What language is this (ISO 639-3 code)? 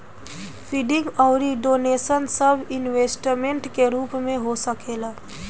bho